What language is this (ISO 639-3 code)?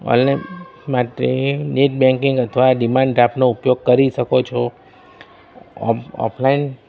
guj